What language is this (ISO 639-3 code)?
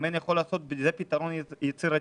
heb